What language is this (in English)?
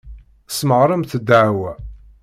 Kabyle